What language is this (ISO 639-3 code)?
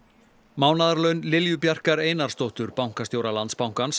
isl